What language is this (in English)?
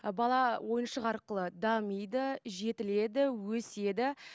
Kazakh